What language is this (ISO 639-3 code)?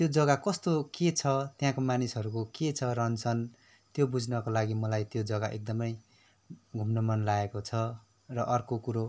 nep